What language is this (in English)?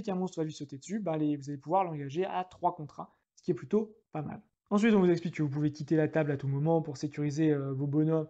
French